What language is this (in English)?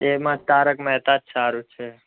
Gujarati